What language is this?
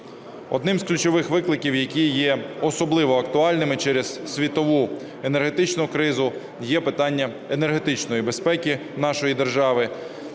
Ukrainian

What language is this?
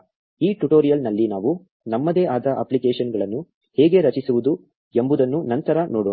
Kannada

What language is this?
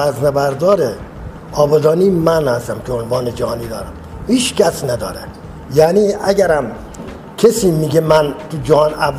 Persian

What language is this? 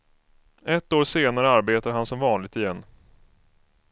Swedish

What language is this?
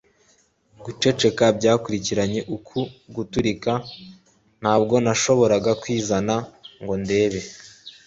Kinyarwanda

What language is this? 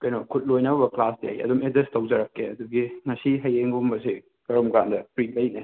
Manipuri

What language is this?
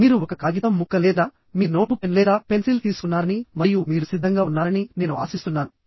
Telugu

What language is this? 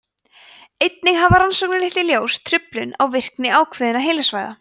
Icelandic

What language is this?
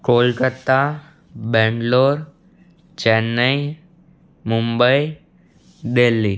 Gujarati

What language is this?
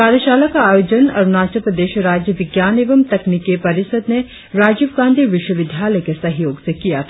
Hindi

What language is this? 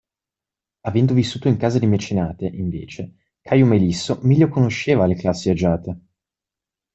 Italian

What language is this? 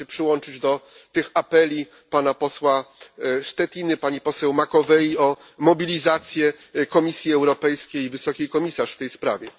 Polish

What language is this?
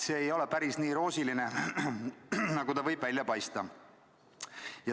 Estonian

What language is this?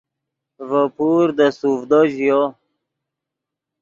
Yidgha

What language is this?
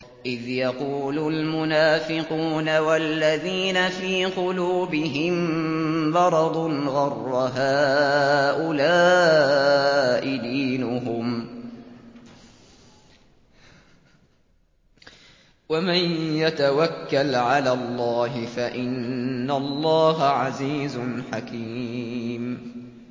Arabic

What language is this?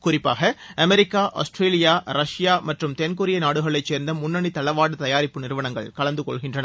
Tamil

